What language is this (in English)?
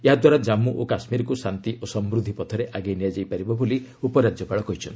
Odia